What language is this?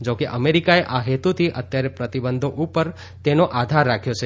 Gujarati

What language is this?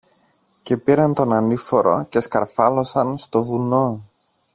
Greek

